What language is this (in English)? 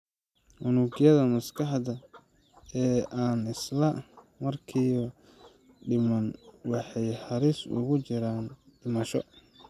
Somali